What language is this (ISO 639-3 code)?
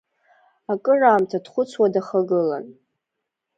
abk